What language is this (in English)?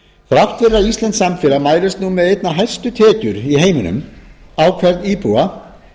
Icelandic